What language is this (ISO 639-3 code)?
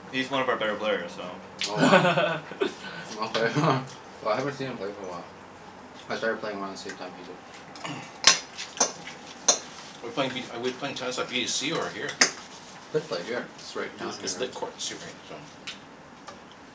eng